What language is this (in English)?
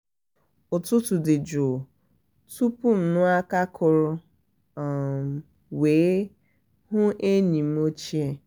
Igbo